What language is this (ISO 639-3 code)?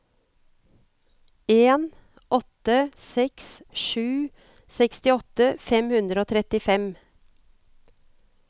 nor